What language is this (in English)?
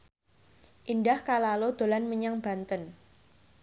Javanese